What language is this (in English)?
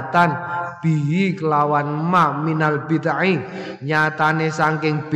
Indonesian